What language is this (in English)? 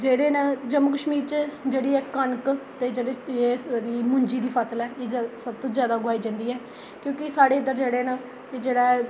Dogri